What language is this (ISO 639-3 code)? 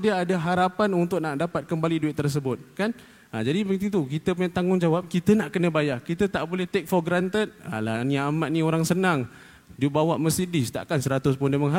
msa